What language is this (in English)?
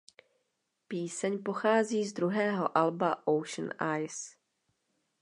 Czech